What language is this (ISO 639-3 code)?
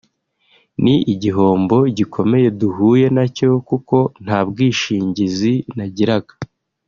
kin